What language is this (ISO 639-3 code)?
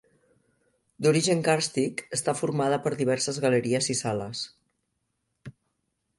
cat